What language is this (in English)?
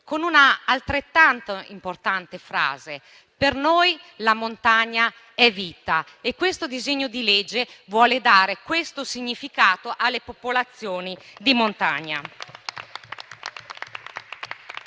Italian